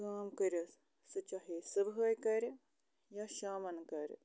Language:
Kashmiri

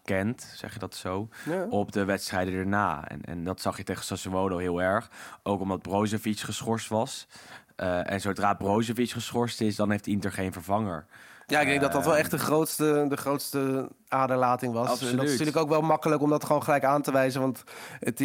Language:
Dutch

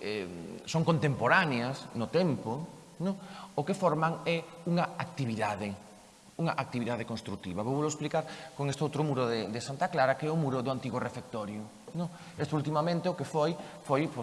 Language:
Spanish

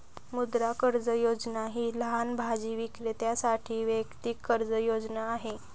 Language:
Marathi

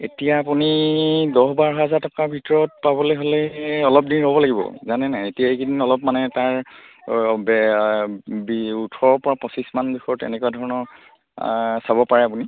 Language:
Assamese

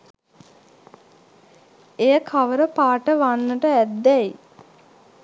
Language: Sinhala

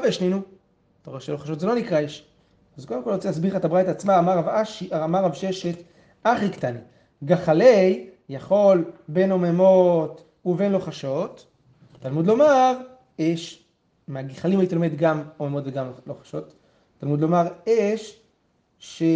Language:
Hebrew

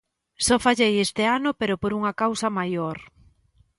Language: Galician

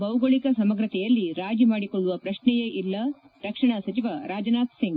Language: Kannada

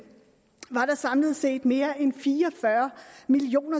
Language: Danish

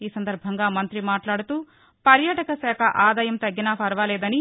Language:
Telugu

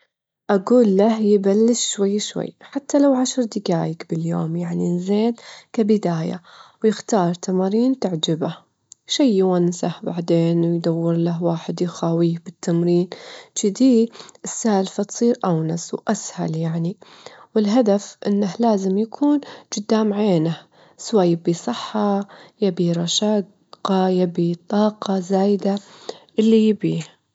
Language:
Gulf Arabic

